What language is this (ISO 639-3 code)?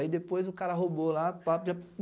por